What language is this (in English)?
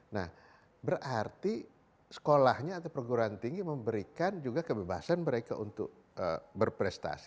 Indonesian